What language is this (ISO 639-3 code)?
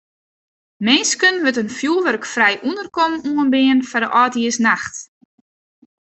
fry